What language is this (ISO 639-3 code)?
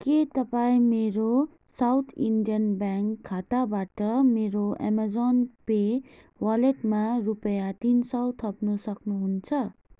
nep